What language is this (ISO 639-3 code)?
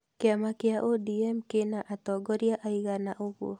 kik